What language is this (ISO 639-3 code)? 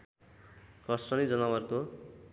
nep